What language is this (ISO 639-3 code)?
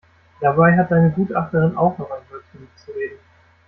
deu